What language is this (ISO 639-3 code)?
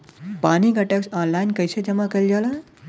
bho